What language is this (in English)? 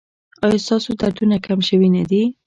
Pashto